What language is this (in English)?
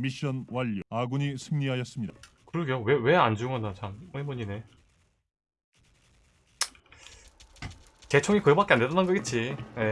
Korean